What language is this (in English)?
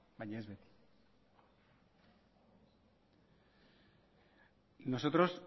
Basque